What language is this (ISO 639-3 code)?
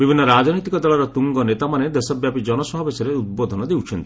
ori